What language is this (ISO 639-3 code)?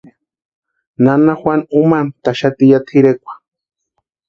pua